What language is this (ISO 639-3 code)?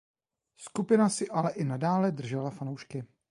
ces